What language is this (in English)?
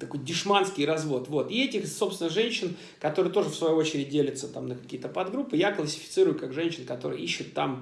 Russian